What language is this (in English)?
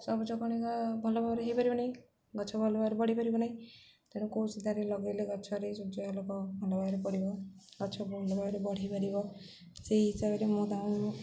Odia